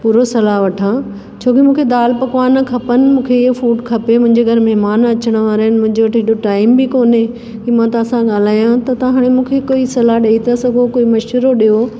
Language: Sindhi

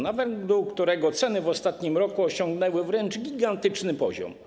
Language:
Polish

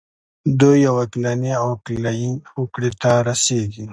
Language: Pashto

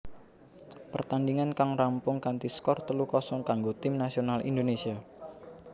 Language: Javanese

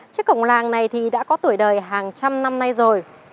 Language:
Vietnamese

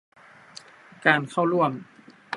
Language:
Thai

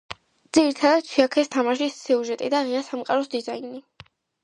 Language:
Georgian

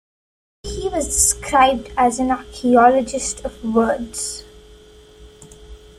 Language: English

